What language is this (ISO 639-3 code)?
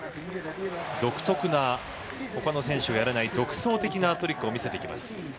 jpn